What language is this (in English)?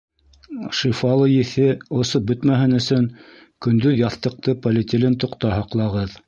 Bashkir